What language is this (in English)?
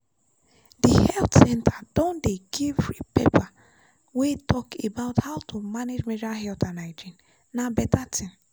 Nigerian Pidgin